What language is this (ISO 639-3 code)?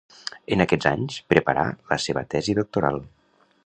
cat